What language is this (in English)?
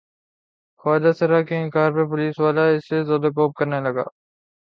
Urdu